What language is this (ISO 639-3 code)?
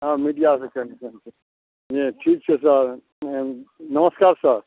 mai